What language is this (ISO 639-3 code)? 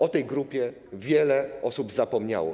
pol